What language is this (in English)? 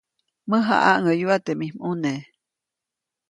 Copainalá Zoque